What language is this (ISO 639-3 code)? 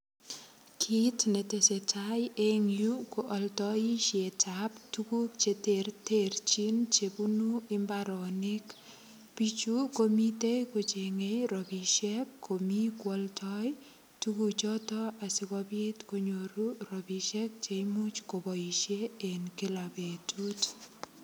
kln